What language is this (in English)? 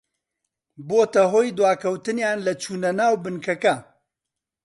Central Kurdish